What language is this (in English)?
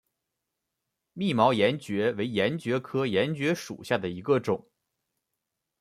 Chinese